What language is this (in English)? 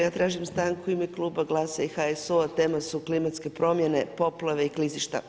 Croatian